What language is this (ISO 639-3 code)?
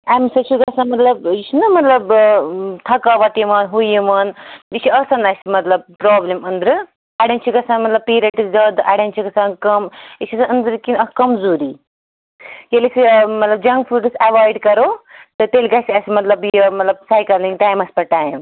kas